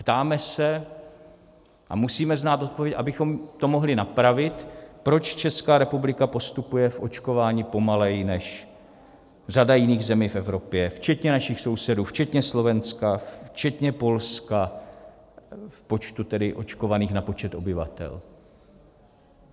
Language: Czech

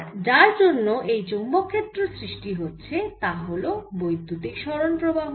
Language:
Bangla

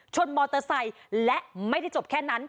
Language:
Thai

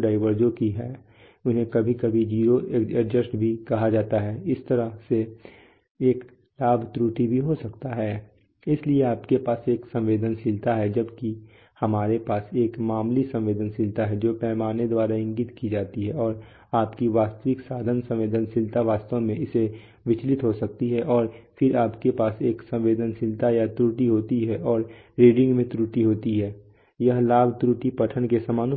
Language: Hindi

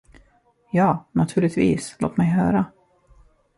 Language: Swedish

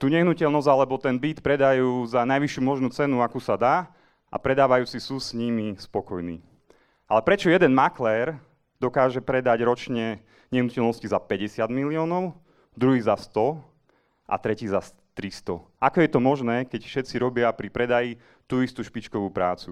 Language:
Czech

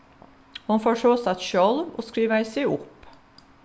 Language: Faroese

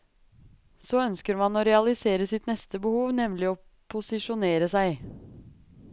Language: Norwegian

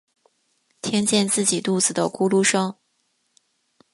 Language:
Chinese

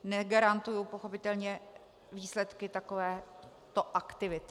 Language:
Czech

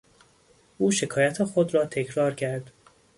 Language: Persian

